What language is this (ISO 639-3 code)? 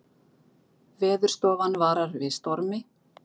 isl